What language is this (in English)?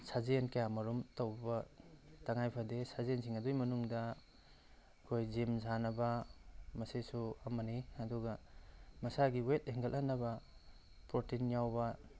Manipuri